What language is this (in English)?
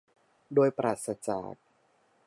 Thai